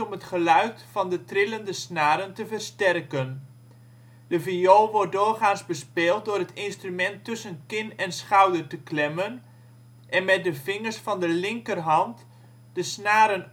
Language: Dutch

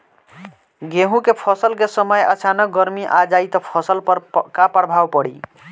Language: Bhojpuri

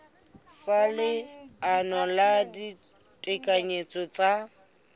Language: Southern Sotho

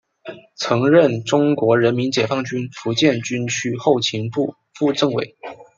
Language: Chinese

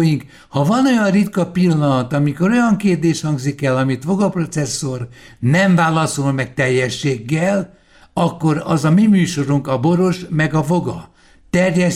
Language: Hungarian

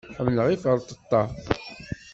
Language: Kabyle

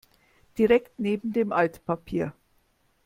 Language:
German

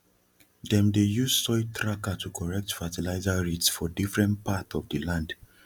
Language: Nigerian Pidgin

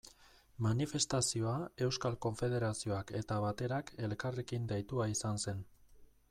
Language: Basque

